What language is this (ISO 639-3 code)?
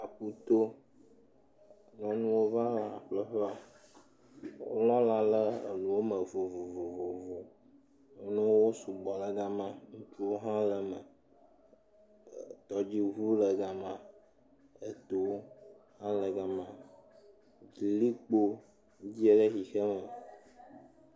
ewe